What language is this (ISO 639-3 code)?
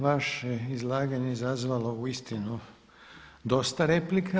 hrv